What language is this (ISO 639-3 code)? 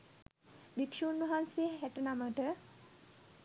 sin